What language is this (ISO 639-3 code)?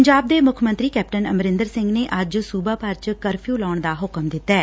pan